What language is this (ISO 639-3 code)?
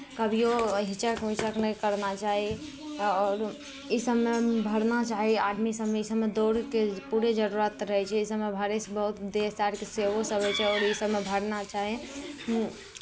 mai